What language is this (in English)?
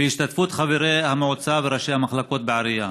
Hebrew